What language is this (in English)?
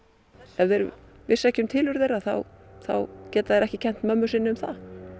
Icelandic